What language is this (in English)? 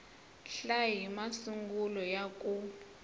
Tsonga